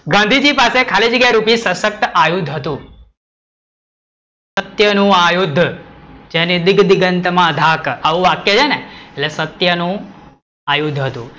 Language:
Gujarati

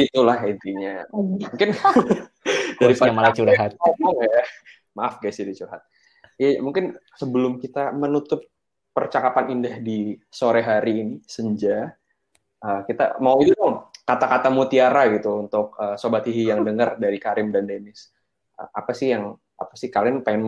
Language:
Indonesian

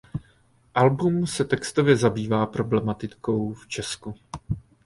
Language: Czech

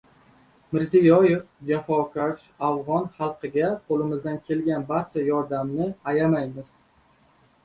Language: Uzbek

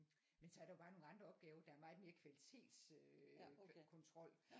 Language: Danish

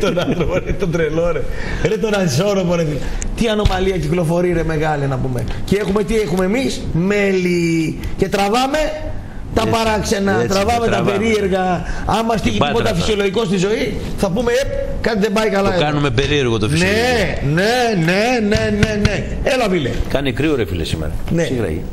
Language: Greek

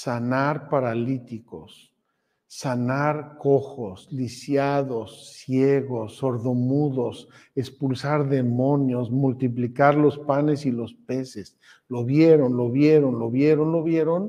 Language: Spanish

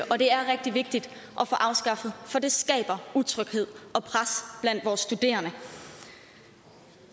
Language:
Danish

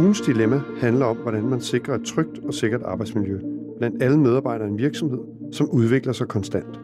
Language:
Danish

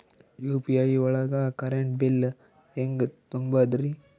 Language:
Kannada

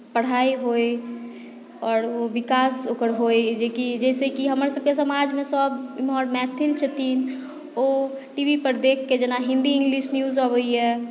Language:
Maithili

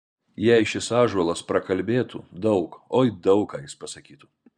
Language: Lithuanian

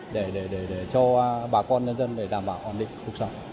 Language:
Vietnamese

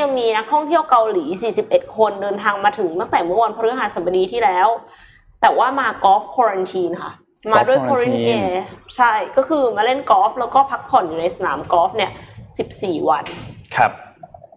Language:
Thai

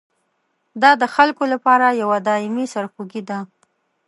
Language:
Pashto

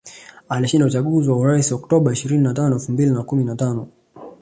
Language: Swahili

